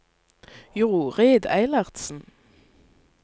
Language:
Norwegian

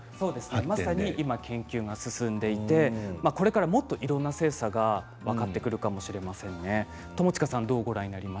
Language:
Japanese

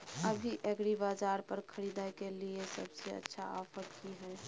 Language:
Maithili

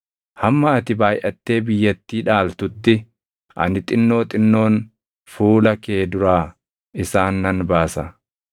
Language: Oromo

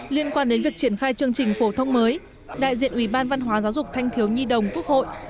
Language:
Vietnamese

